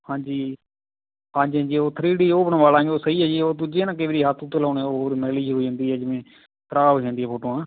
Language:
Punjabi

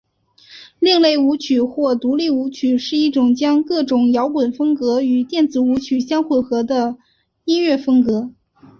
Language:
Chinese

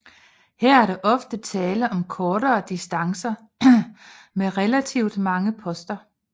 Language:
Danish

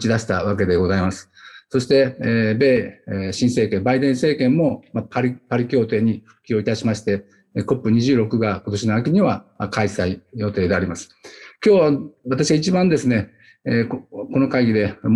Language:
Japanese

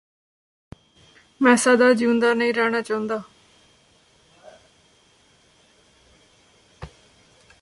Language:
Punjabi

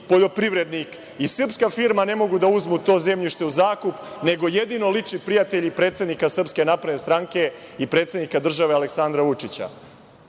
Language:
Serbian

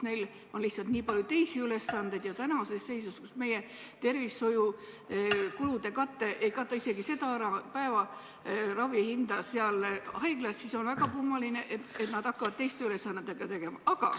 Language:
Estonian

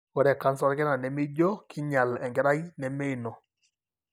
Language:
Masai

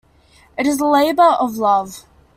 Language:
English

